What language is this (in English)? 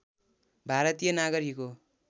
Nepali